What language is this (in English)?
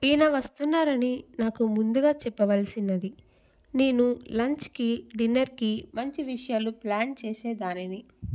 Telugu